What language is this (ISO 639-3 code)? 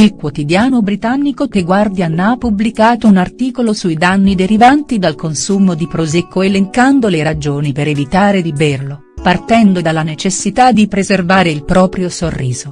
ita